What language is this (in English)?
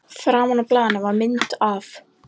Icelandic